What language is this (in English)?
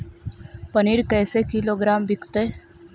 Magahi